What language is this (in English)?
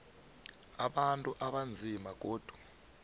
South Ndebele